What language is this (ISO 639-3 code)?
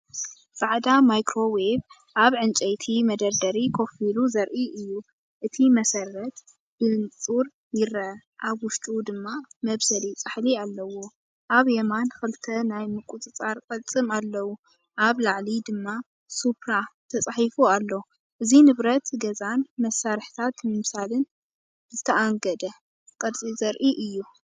tir